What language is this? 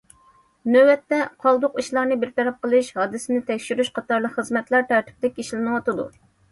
Uyghur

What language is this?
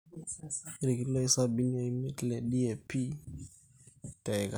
Masai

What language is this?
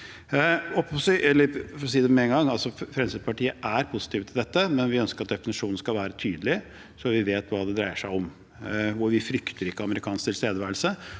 Norwegian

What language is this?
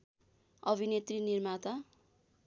Nepali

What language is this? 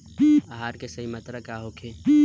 Bhojpuri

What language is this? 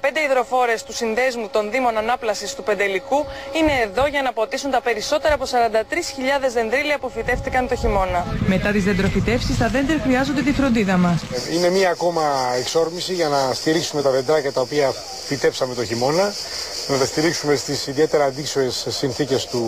Greek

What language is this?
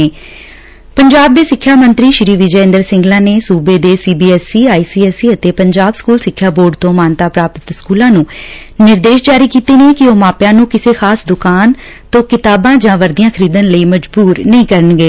Punjabi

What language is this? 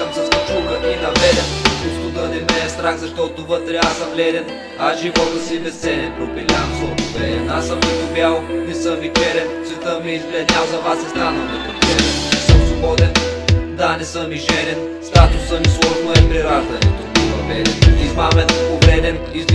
Bulgarian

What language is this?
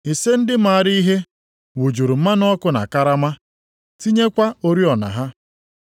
Igbo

